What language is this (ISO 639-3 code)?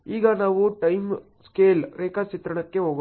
kan